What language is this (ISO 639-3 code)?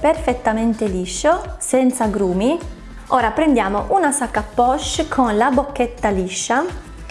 ita